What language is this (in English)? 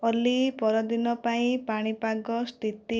Odia